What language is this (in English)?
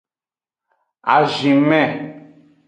Aja (Benin)